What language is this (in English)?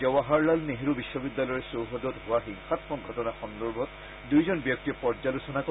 Assamese